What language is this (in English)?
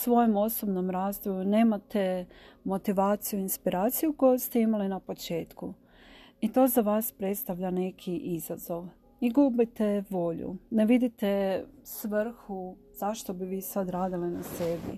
Croatian